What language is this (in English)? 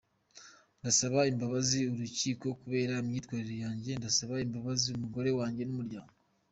Kinyarwanda